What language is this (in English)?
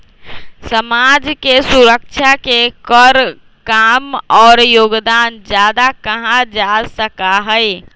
Magahi